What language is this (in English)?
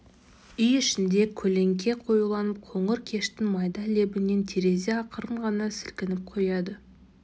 Kazakh